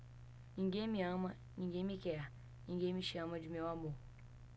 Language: Portuguese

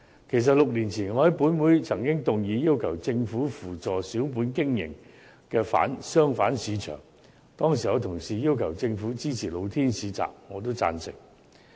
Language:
Cantonese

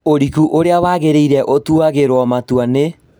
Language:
Kikuyu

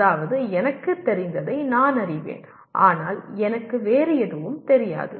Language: Tamil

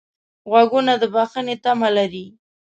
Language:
Pashto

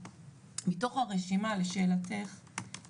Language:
Hebrew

